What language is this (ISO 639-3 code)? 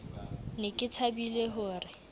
sot